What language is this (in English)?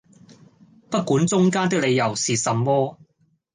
Cantonese